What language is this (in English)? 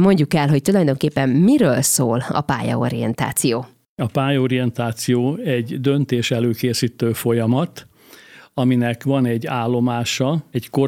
Hungarian